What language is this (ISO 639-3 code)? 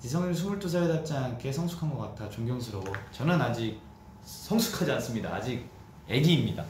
kor